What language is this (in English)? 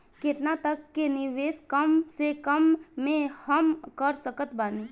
Bhojpuri